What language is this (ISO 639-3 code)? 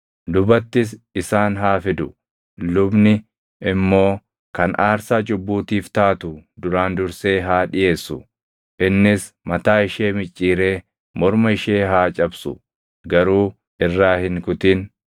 orm